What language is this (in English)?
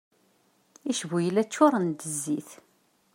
Kabyle